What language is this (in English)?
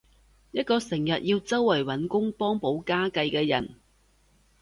Cantonese